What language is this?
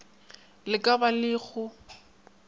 Northern Sotho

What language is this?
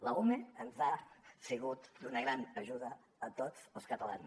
Catalan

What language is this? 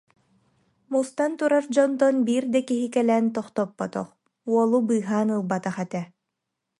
Yakut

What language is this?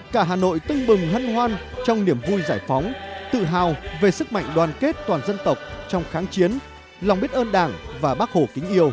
Vietnamese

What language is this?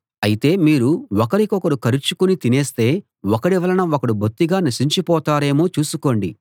Telugu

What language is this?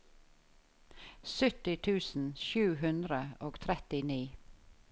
Norwegian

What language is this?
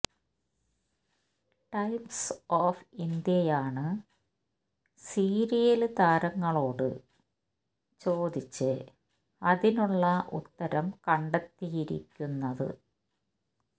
Malayalam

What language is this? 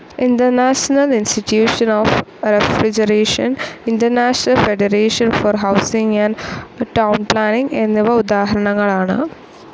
Malayalam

